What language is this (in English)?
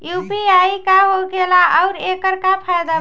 Bhojpuri